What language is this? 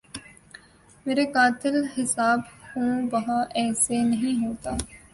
Urdu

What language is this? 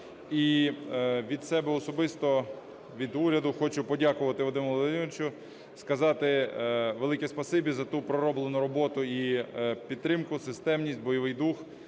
Ukrainian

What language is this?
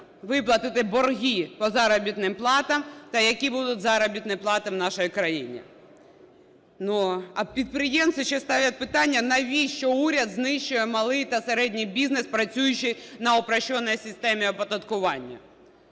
Ukrainian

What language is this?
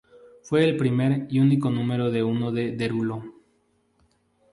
Spanish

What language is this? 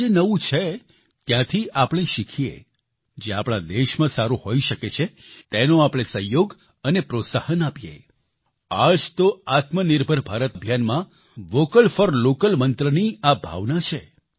Gujarati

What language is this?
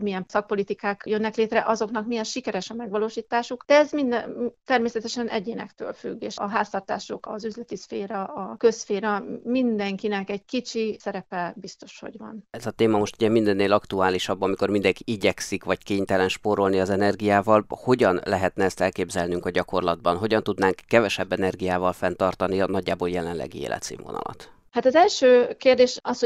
Hungarian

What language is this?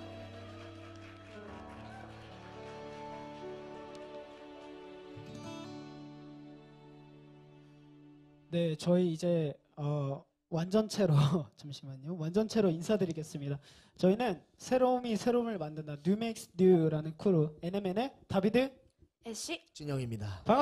Korean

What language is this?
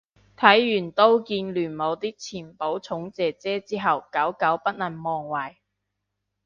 Cantonese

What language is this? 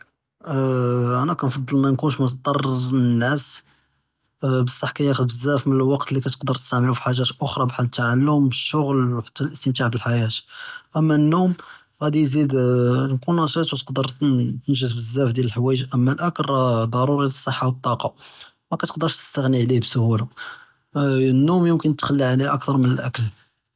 Judeo-Arabic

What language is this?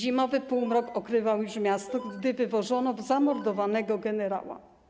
Polish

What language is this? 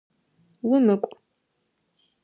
Adyghe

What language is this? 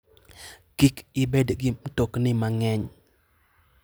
Luo (Kenya and Tanzania)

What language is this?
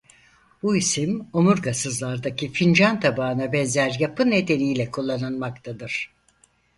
Turkish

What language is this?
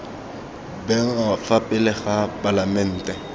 Tswana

